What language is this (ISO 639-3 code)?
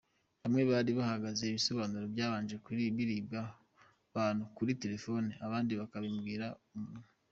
kin